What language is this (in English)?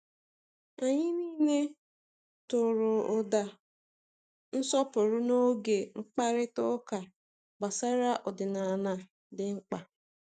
Igbo